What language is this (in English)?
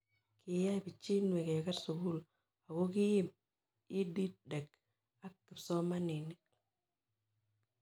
Kalenjin